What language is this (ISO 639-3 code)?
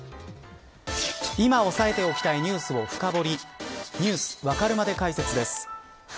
jpn